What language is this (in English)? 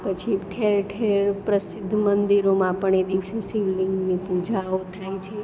Gujarati